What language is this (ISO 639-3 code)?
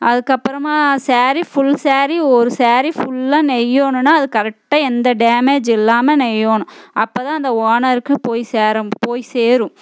tam